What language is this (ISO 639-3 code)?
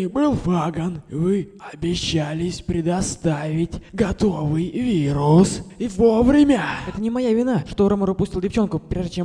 rus